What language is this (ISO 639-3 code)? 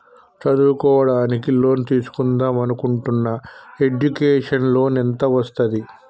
tel